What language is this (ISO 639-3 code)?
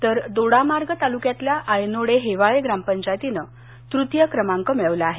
mar